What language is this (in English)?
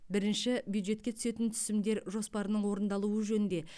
Kazakh